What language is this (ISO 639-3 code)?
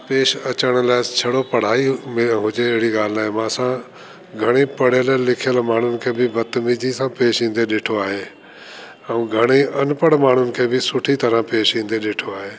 snd